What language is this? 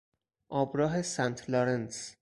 Persian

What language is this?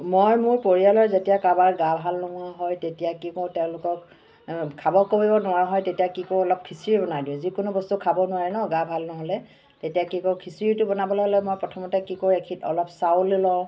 Assamese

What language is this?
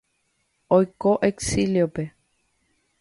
Guarani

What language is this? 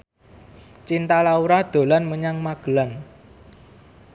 Javanese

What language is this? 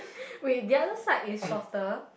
English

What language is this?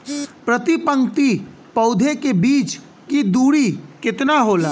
Bhojpuri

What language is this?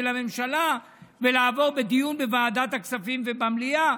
Hebrew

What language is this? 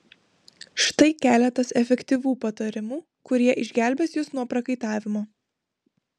Lithuanian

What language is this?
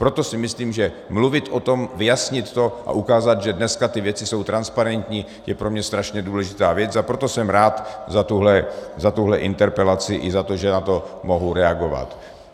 Czech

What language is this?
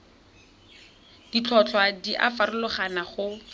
Tswana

